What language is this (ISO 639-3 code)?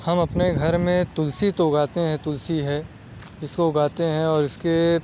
urd